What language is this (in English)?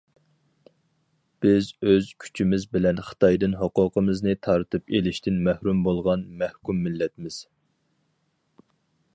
Uyghur